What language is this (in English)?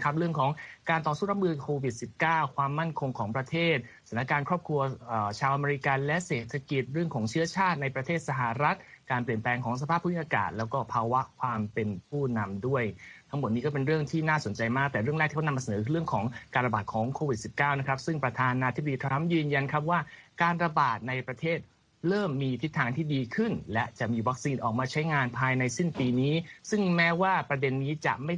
Thai